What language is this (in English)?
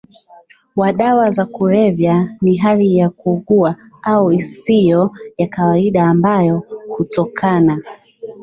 Swahili